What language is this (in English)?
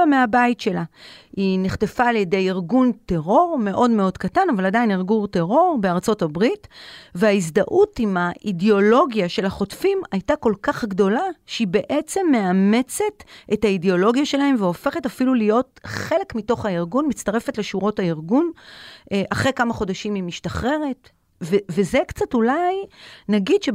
Hebrew